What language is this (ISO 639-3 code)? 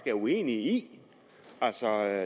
dan